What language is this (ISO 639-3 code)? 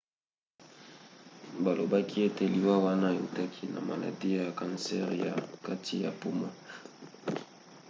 lin